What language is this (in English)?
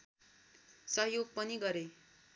Nepali